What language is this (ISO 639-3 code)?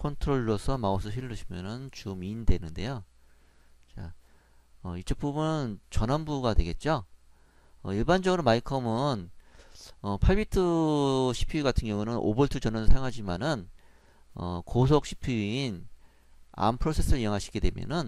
kor